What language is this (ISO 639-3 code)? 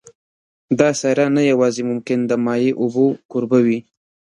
pus